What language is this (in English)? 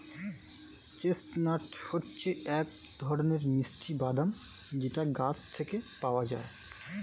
Bangla